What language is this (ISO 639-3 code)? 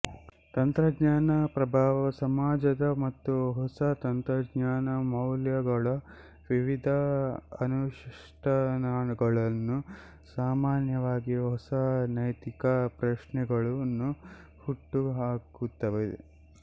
kan